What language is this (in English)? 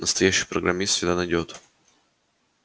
Russian